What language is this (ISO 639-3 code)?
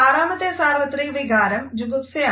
mal